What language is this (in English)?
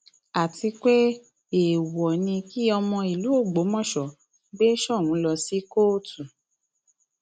Yoruba